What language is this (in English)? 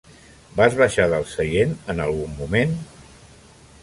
Catalan